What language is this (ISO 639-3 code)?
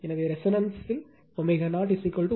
tam